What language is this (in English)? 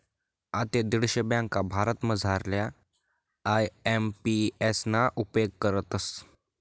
Marathi